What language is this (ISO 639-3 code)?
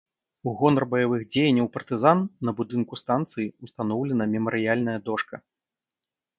bel